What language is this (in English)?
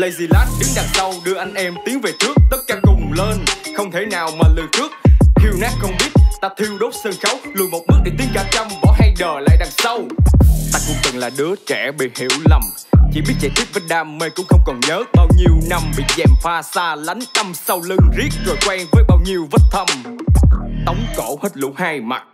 Vietnamese